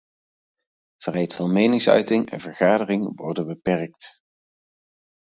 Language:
Dutch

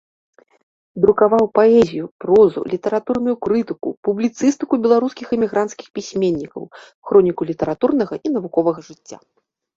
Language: Belarusian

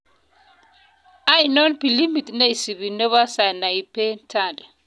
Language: Kalenjin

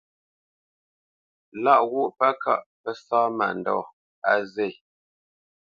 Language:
Bamenyam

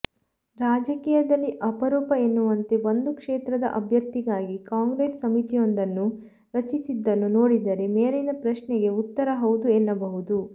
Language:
Kannada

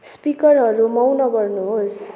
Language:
Nepali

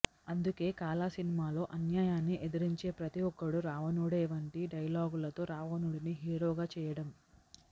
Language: Telugu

